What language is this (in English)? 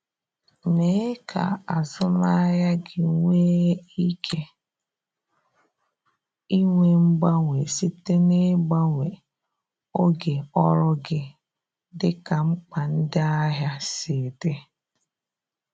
Igbo